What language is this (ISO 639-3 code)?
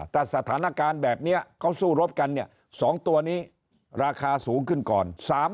tha